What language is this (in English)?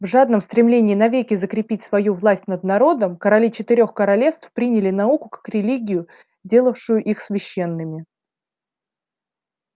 Russian